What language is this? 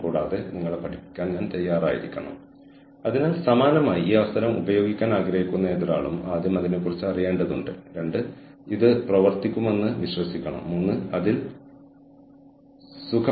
Malayalam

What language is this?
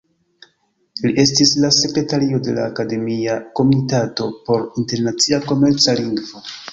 Esperanto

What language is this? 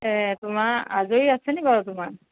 Assamese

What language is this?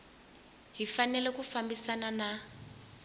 Tsonga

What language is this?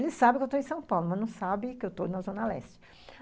Portuguese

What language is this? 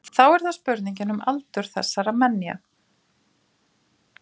Icelandic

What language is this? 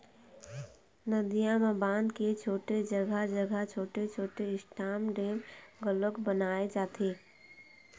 Chhattisgarhi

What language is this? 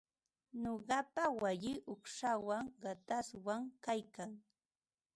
Ambo-Pasco Quechua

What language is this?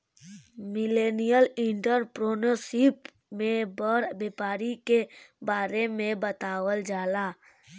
Bhojpuri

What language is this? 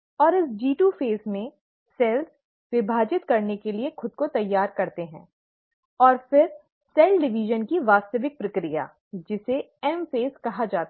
Hindi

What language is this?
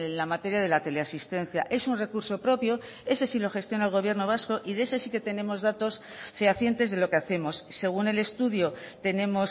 Spanish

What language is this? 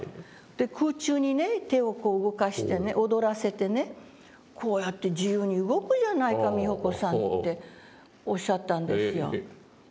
Japanese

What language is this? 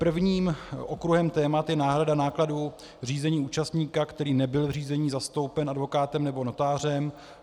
Czech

